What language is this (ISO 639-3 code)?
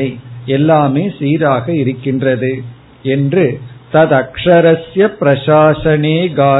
tam